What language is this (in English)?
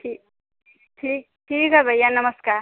Hindi